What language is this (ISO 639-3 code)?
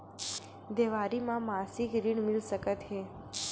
hne